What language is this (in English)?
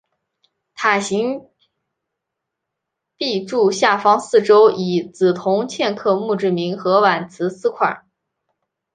Chinese